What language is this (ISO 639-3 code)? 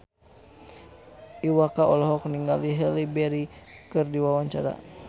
sun